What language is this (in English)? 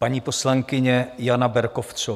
Czech